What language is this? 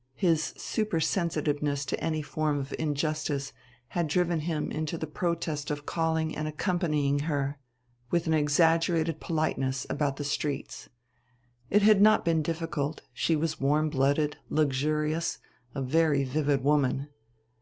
English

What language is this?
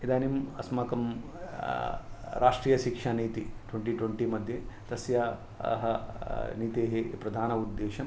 Sanskrit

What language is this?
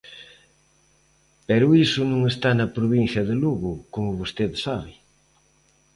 Galician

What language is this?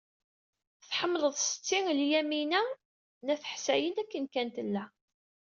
Kabyle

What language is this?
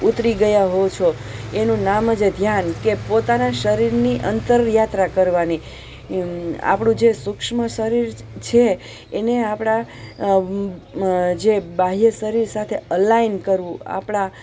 Gujarati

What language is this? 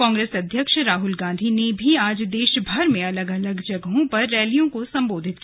Hindi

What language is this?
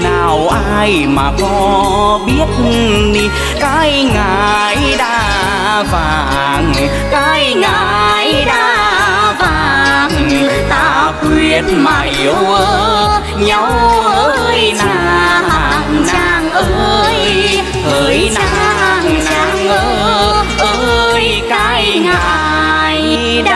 Vietnamese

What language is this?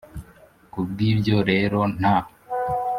Kinyarwanda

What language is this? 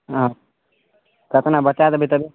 Maithili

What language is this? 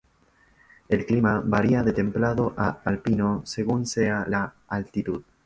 Spanish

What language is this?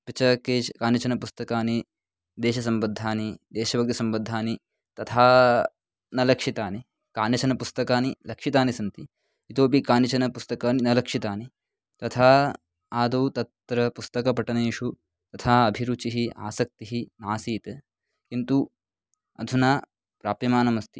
Sanskrit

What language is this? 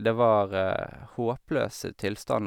Norwegian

